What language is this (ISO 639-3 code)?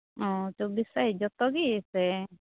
sat